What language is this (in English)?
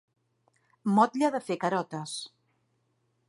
Catalan